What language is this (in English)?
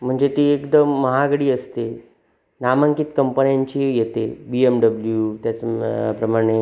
Marathi